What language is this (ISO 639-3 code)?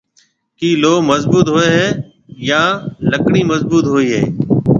mve